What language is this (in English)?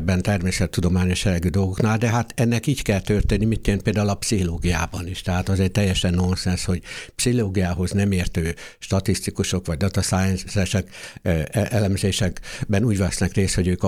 Hungarian